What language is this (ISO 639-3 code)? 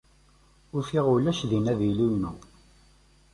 kab